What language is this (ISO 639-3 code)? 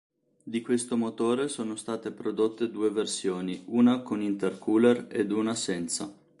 ita